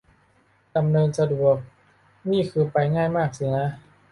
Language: Thai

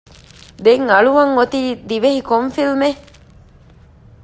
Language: Divehi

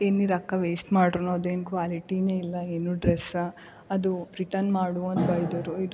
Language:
Kannada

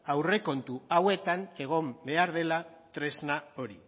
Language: Basque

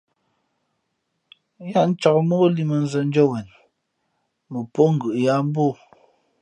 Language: Fe'fe'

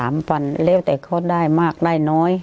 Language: Thai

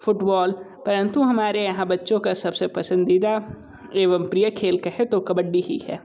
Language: Hindi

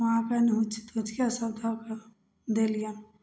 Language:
Maithili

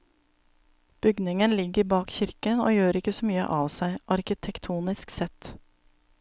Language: Norwegian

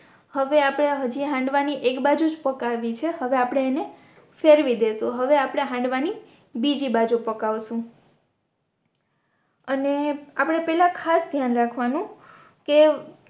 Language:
Gujarati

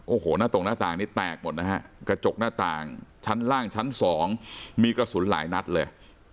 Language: Thai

